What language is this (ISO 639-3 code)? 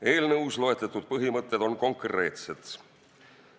est